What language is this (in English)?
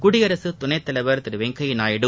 Tamil